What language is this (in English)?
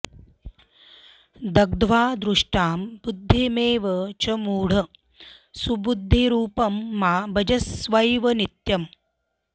Sanskrit